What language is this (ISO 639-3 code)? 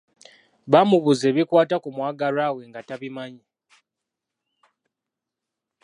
lug